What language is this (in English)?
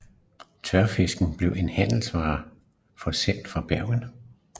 Danish